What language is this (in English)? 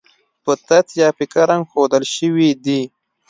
Pashto